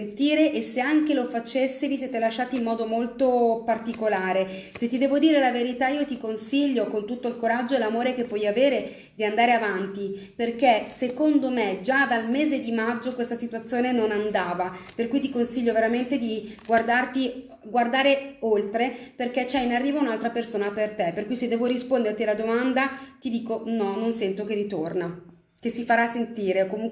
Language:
Italian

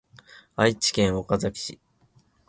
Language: Japanese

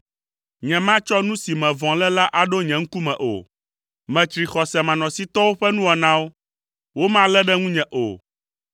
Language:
Ewe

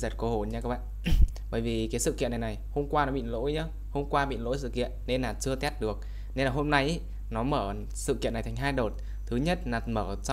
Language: Vietnamese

